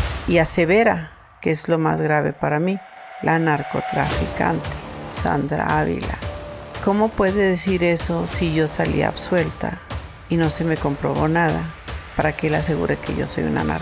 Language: Spanish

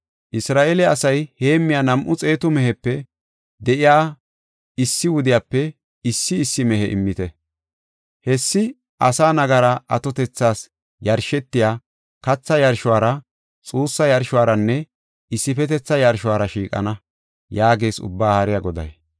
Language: Gofa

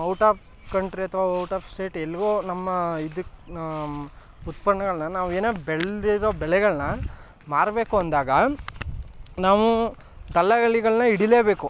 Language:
Kannada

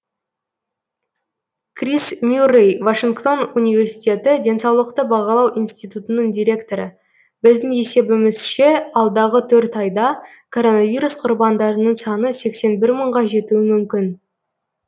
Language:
Kazakh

